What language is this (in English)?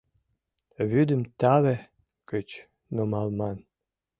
Mari